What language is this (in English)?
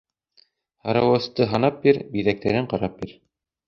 Bashkir